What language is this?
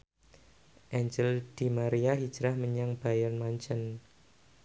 Javanese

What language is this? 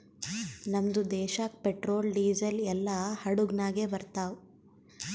Kannada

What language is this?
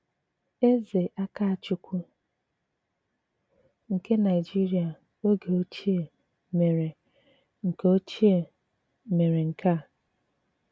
Igbo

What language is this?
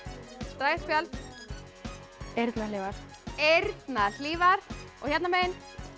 Icelandic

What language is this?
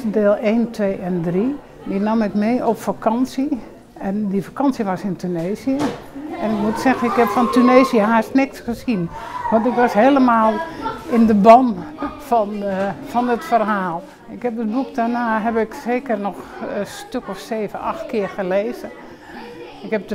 Dutch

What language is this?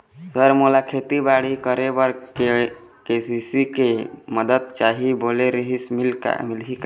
Chhattisgarhi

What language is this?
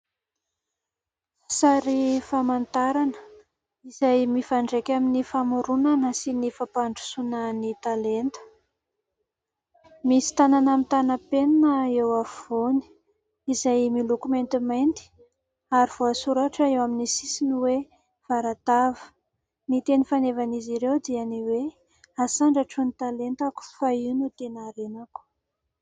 Malagasy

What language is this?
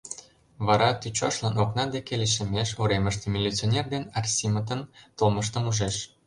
Mari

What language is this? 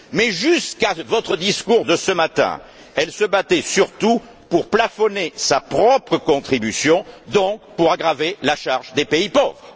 French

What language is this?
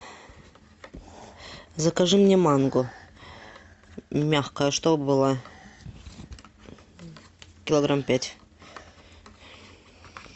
Russian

